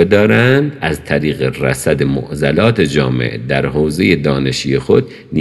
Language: Persian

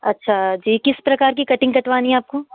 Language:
Hindi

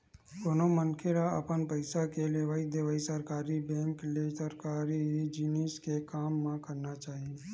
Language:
Chhattisgarhi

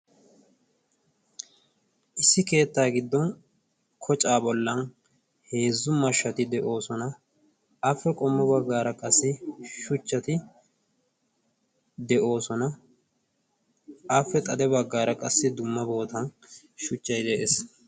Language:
Wolaytta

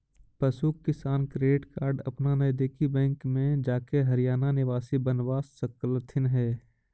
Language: Magahi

